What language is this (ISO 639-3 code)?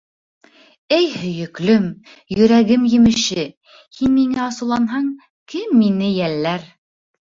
bak